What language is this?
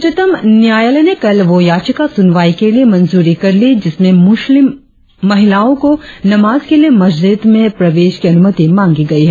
Hindi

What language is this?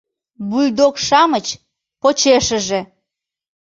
Mari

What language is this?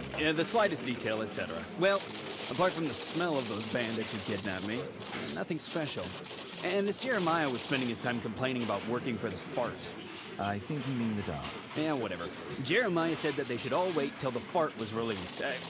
Russian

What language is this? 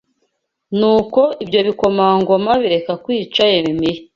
Kinyarwanda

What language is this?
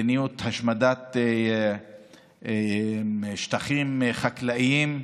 Hebrew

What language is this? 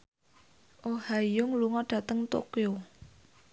Javanese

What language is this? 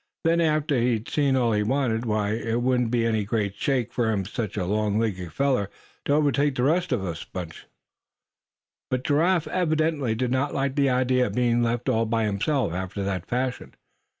English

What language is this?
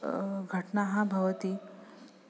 Sanskrit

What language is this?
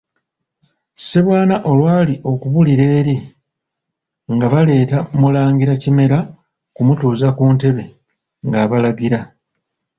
Ganda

